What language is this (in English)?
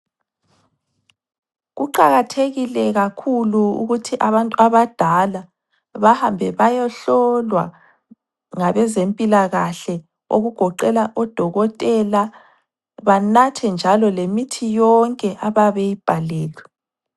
North Ndebele